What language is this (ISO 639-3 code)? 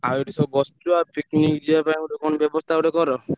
ori